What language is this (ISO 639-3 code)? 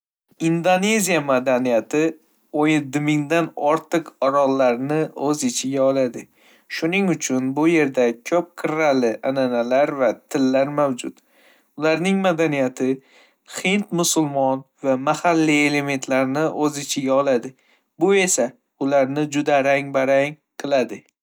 uzb